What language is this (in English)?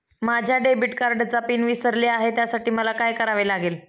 Marathi